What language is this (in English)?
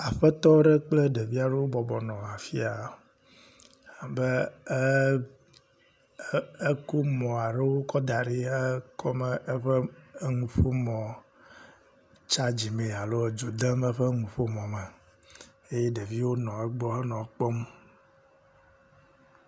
Ewe